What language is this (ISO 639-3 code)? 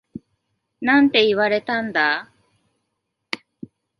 jpn